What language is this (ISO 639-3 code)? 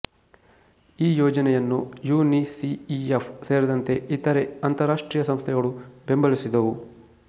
kan